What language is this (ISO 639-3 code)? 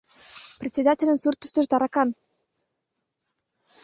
chm